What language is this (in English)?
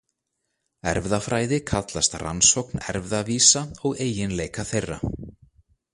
Icelandic